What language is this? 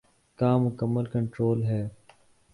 Urdu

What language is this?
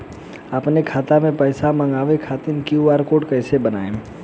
Bhojpuri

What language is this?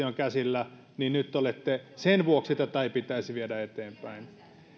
Finnish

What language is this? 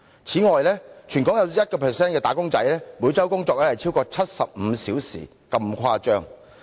Cantonese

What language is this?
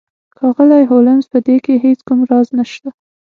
Pashto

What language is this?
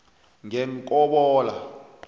South Ndebele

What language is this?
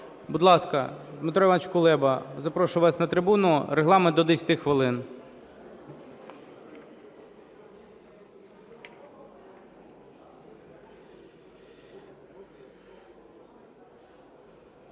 Ukrainian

